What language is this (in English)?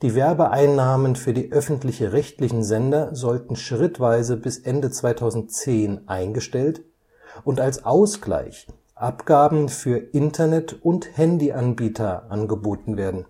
German